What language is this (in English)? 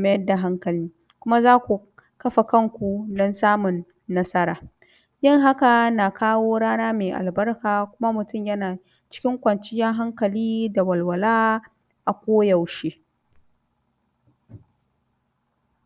Hausa